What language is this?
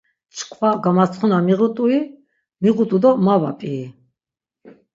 Laz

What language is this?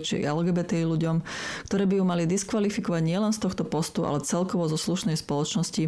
Slovak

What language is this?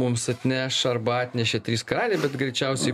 Lithuanian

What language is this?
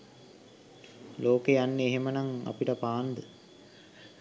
Sinhala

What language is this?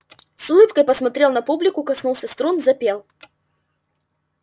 Russian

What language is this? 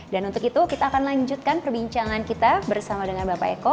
Indonesian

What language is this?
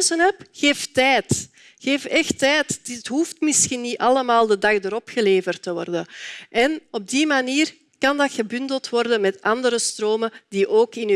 Dutch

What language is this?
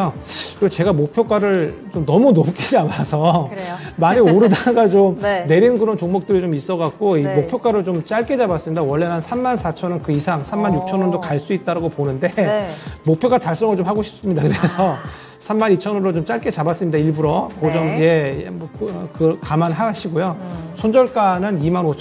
Korean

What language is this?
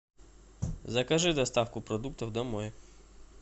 Russian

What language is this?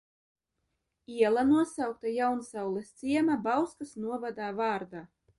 Latvian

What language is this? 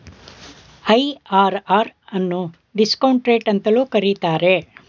Kannada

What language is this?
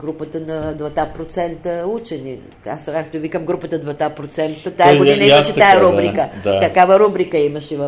Bulgarian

